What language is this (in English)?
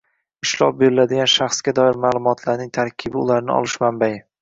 Uzbek